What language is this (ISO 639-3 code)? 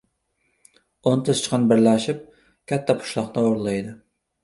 uzb